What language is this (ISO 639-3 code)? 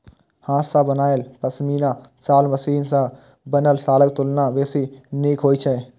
mai